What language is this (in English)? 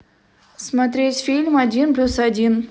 Russian